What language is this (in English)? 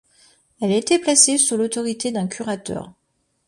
French